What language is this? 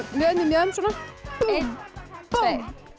Icelandic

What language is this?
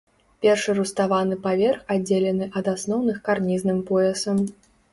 Belarusian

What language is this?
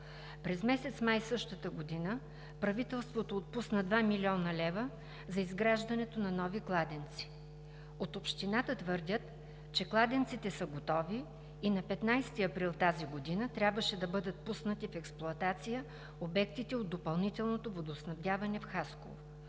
Bulgarian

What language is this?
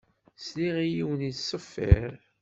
Kabyle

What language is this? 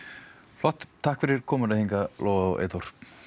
Icelandic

